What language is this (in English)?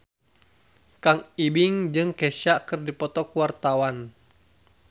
Sundanese